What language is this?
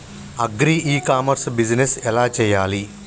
Telugu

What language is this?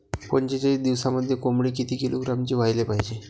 Marathi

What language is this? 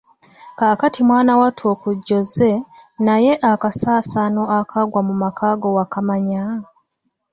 Ganda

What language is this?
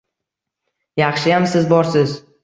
Uzbek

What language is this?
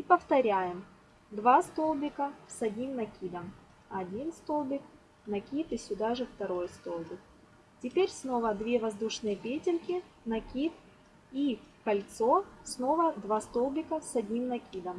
Russian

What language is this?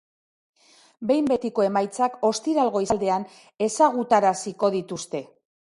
Basque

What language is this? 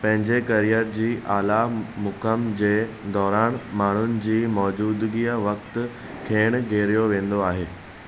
Sindhi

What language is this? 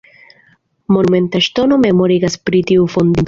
Esperanto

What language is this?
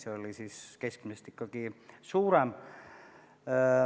Estonian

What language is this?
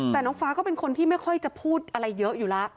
Thai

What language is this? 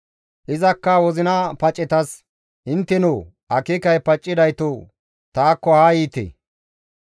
Gamo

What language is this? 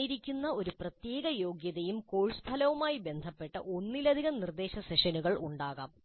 Malayalam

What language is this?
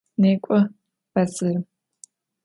Adyghe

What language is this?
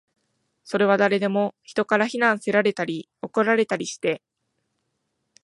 Japanese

